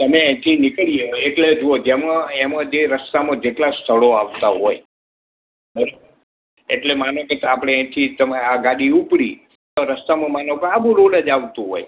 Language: Gujarati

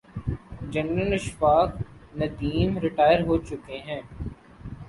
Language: Urdu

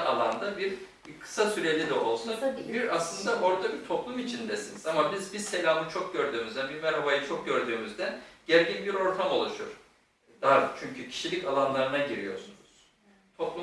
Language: Turkish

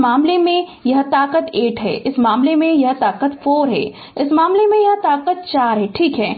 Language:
Hindi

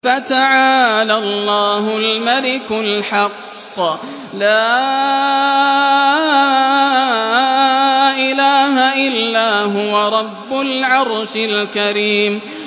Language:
Arabic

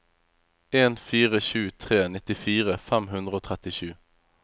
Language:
Norwegian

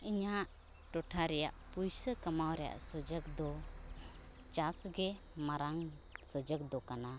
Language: Santali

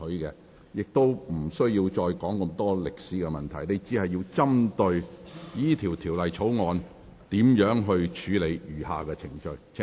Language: Cantonese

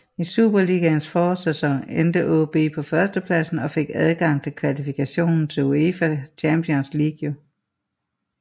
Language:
Danish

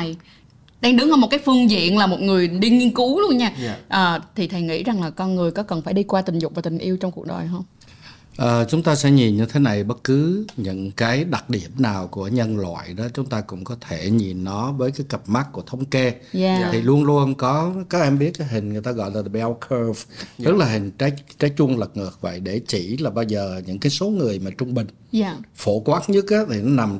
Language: Vietnamese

